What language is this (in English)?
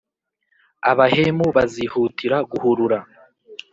Kinyarwanda